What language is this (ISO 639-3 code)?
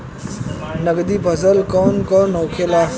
bho